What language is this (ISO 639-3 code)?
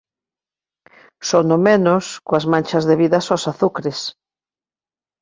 glg